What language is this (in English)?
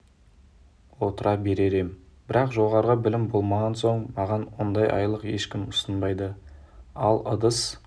Kazakh